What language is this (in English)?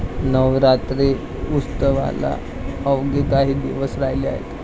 Marathi